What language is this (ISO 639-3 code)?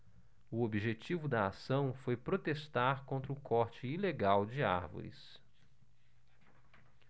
por